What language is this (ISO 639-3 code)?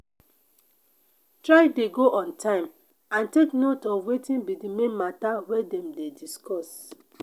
pcm